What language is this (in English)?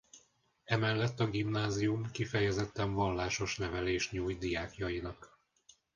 Hungarian